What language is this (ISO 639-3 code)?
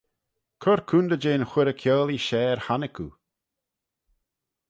glv